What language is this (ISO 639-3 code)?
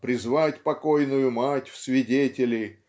rus